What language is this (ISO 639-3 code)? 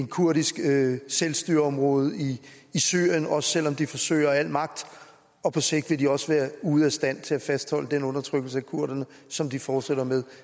dan